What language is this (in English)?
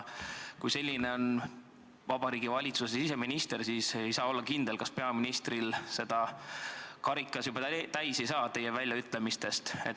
Estonian